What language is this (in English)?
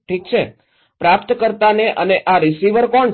Gujarati